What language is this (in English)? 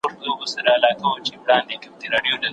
Pashto